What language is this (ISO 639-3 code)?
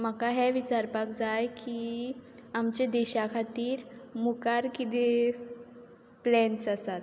kok